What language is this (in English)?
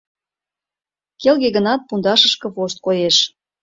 Mari